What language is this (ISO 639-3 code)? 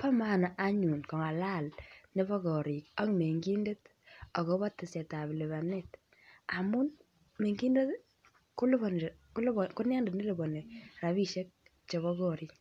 kln